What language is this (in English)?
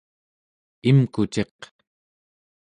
Central Yupik